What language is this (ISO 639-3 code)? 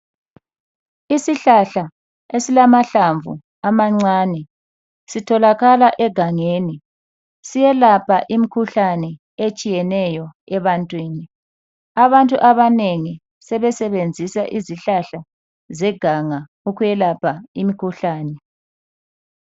nde